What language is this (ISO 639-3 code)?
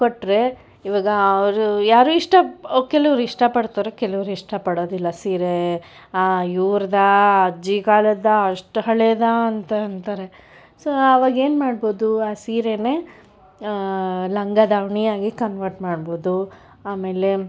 kan